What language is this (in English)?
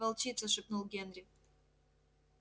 Russian